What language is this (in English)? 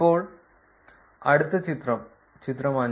Malayalam